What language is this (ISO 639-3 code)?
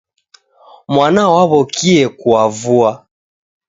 dav